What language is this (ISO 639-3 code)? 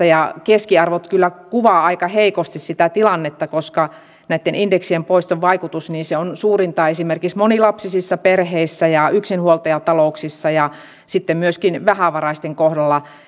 fin